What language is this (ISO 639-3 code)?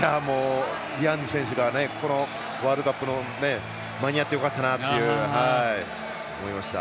jpn